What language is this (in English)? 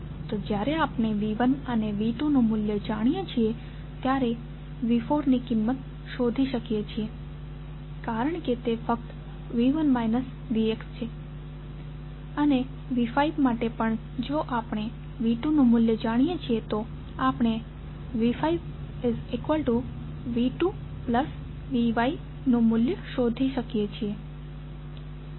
Gujarati